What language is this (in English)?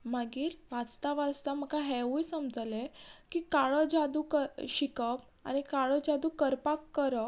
Konkani